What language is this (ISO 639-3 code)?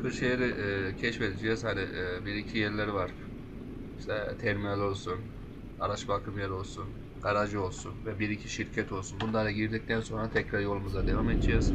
tur